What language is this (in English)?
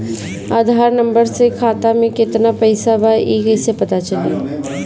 Bhojpuri